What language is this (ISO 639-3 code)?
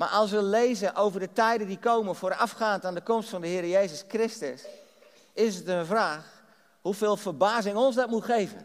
nld